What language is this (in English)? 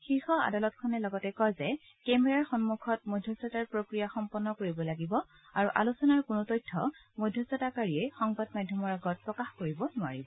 Assamese